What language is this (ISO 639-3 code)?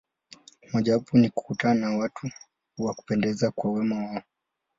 swa